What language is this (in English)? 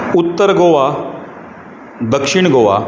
Konkani